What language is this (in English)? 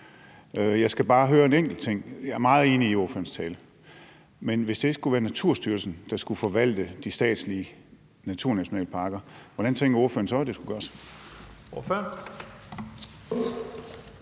Danish